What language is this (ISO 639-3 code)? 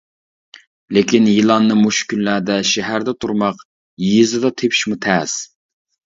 uig